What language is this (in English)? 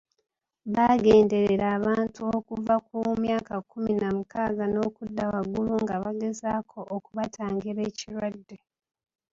Ganda